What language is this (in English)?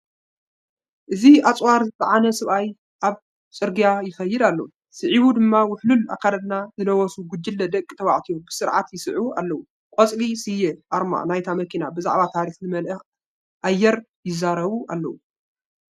Tigrinya